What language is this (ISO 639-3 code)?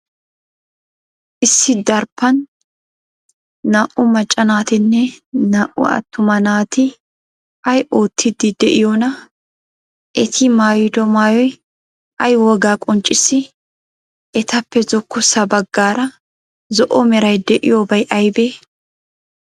wal